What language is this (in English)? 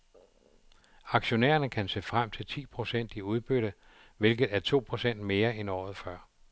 Danish